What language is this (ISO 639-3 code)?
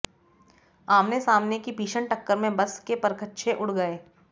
hin